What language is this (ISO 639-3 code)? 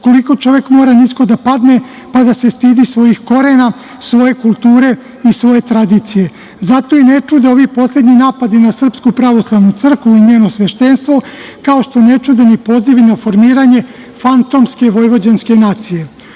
srp